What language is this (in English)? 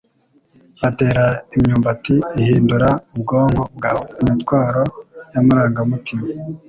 Kinyarwanda